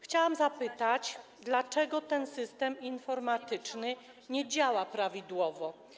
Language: Polish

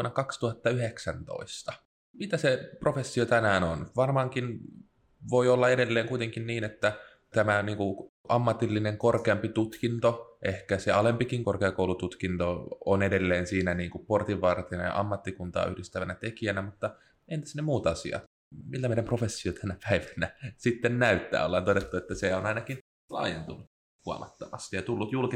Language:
Finnish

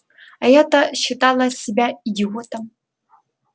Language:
Russian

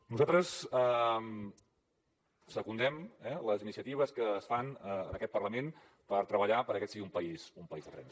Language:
Catalan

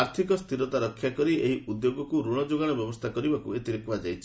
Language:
Odia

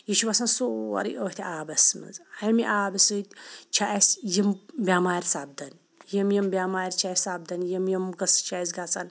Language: Kashmiri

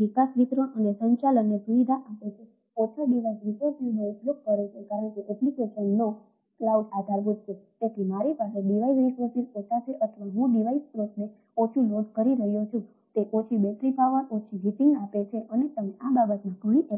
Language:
Gujarati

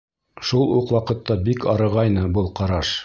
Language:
Bashkir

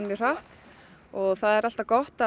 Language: Icelandic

